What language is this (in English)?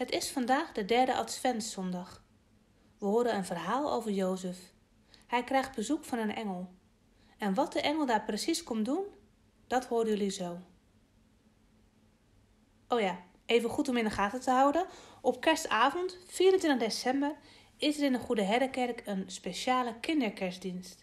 Dutch